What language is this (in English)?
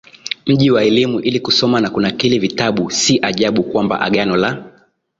Swahili